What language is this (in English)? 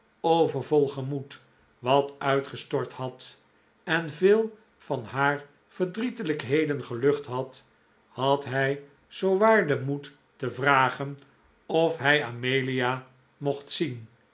Dutch